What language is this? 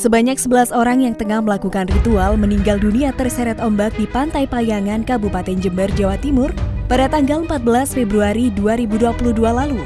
Indonesian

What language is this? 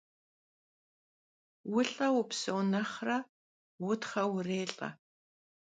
Kabardian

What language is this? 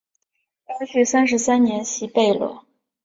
Chinese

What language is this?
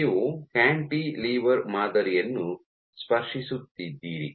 Kannada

